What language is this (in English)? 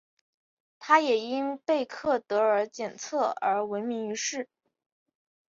Chinese